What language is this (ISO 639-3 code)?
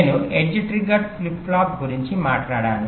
tel